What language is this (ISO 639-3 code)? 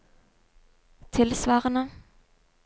nor